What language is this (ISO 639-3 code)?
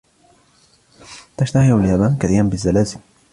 ara